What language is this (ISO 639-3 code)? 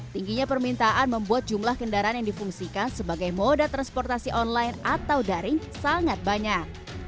ind